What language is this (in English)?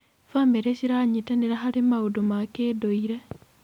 Kikuyu